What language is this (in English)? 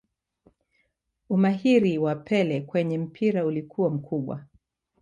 Swahili